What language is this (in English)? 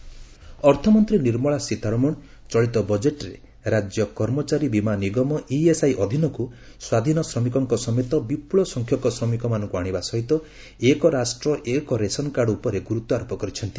Odia